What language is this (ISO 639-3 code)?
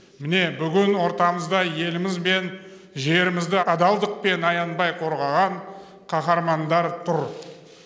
kaz